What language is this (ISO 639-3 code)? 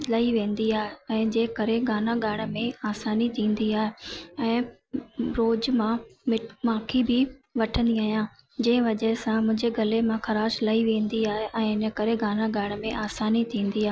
snd